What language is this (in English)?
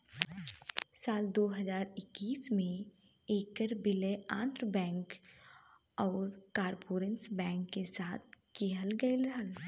Bhojpuri